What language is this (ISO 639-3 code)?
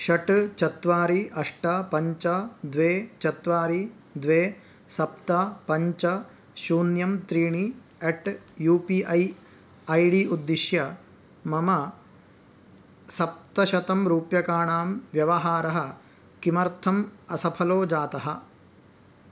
san